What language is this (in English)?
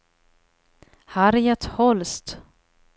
Swedish